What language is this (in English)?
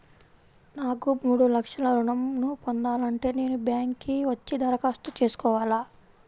Telugu